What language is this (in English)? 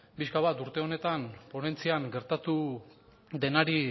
Basque